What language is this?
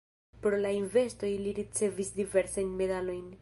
Esperanto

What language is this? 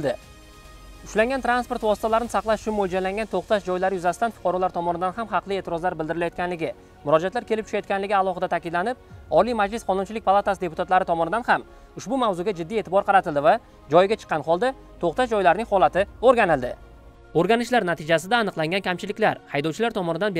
Turkish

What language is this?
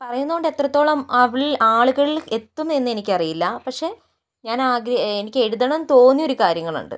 Malayalam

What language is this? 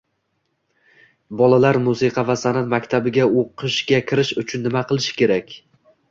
Uzbek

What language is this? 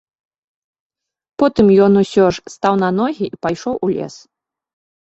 Belarusian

